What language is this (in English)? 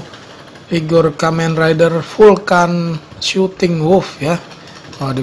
Indonesian